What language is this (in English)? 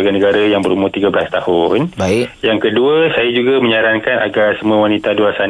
Malay